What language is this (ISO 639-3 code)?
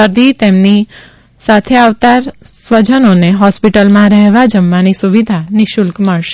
guj